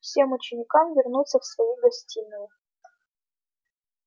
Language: Russian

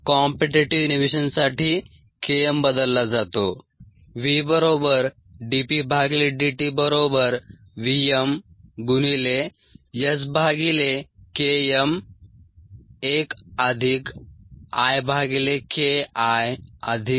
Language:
Marathi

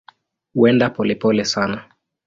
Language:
Swahili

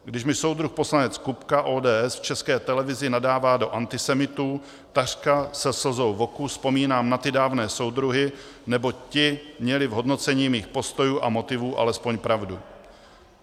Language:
Czech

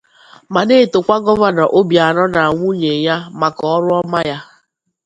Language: Igbo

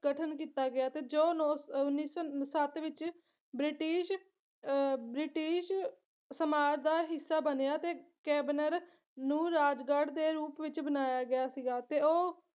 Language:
Punjabi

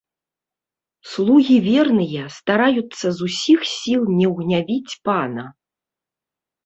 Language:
Belarusian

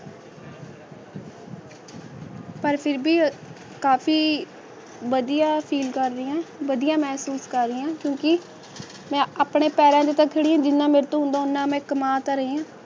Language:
Punjabi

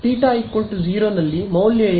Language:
Kannada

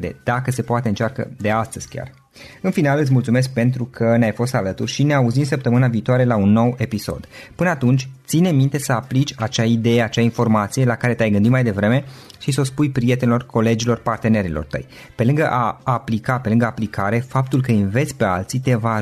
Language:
Romanian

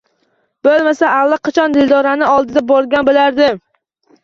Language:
Uzbek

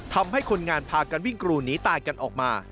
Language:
Thai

